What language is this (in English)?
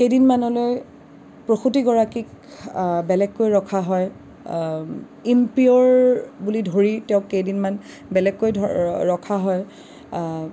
Assamese